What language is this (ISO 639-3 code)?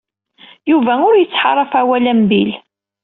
kab